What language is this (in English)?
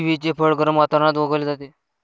Marathi